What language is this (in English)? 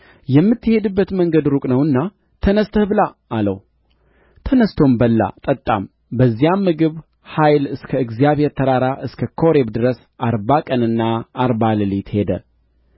Amharic